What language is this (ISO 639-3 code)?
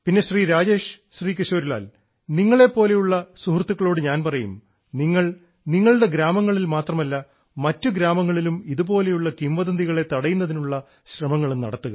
mal